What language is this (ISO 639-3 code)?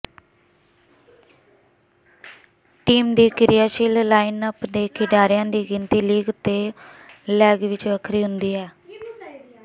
pan